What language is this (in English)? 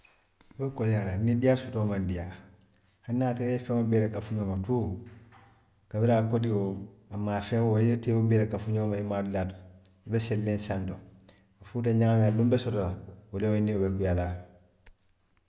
Western Maninkakan